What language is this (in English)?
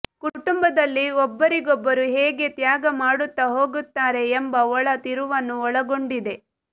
Kannada